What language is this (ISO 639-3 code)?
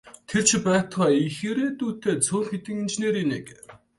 mon